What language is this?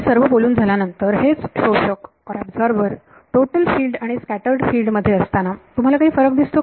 Marathi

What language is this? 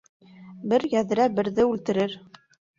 Bashkir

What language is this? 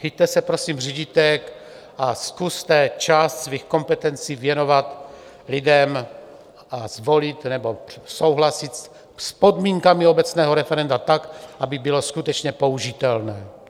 Czech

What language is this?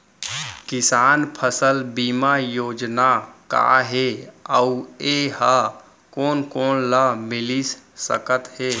Chhattisgarhi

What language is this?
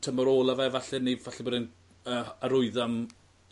Welsh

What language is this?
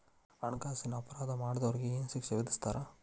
Kannada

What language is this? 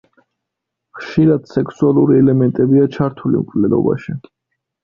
Georgian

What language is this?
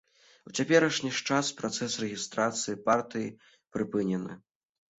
Belarusian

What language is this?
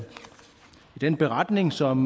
Danish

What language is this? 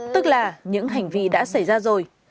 Vietnamese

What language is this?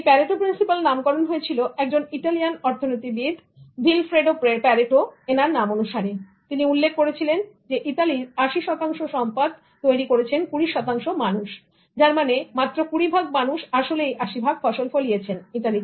Bangla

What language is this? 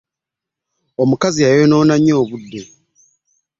Ganda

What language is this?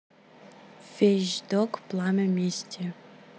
Russian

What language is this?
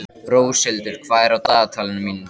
Icelandic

